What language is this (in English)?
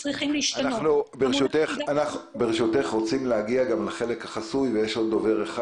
Hebrew